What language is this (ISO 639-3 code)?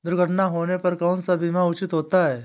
hin